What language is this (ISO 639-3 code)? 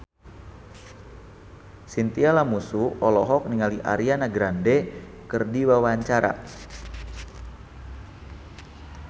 sun